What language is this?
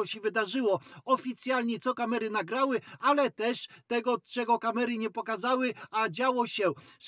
Polish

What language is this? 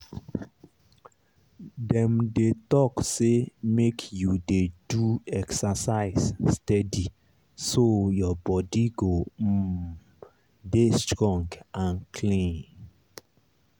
Nigerian Pidgin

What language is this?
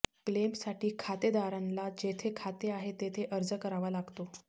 Marathi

